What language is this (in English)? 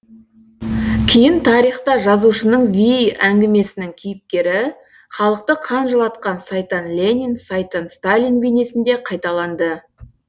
Kazakh